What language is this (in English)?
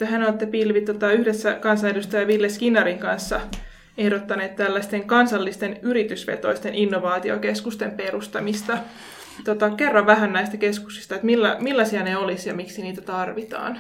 Finnish